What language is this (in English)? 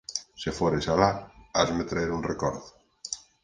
Galician